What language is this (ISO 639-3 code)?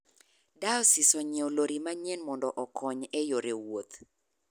luo